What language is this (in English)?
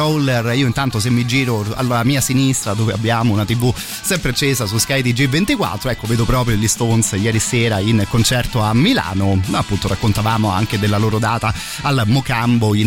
Italian